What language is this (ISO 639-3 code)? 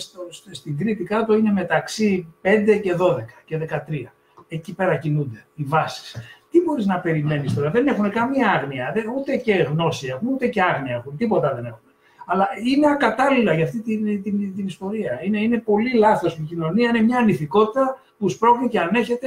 ell